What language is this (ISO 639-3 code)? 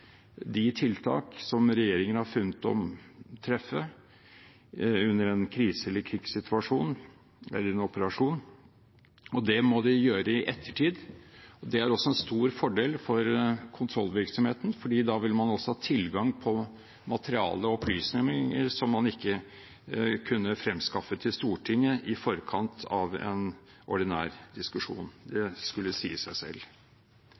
nob